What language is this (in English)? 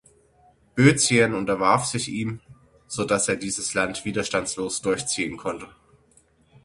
German